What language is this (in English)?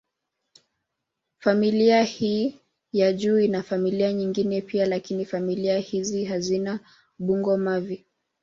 Swahili